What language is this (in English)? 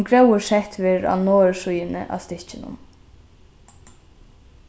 Faroese